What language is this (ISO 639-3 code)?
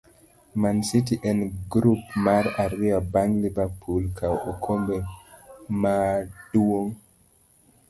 luo